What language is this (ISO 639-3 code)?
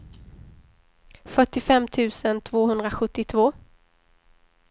swe